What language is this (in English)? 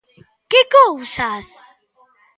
Galician